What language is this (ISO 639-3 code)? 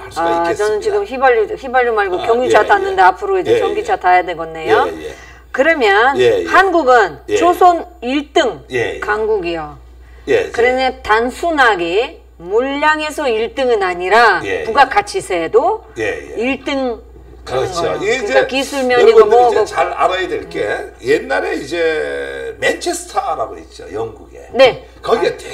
kor